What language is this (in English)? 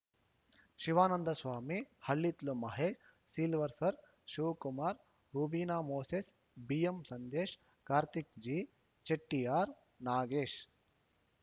Kannada